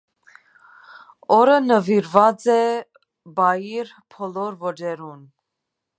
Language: Armenian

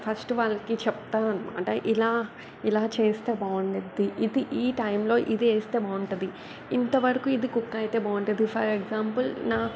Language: Telugu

